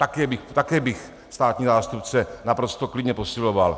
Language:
Czech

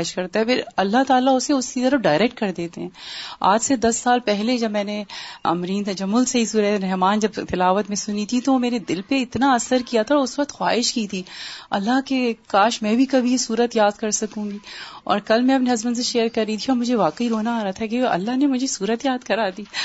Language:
Urdu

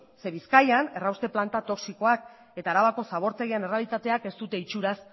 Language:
Basque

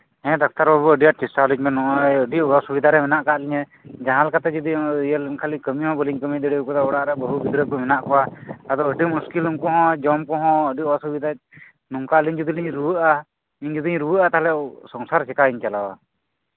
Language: Santali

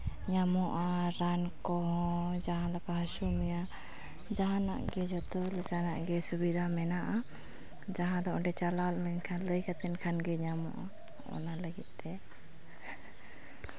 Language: Santali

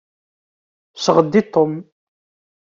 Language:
Kabyle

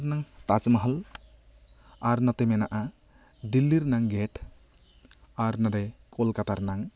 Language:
Santali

